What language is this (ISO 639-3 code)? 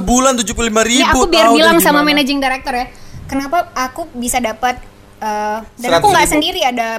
ind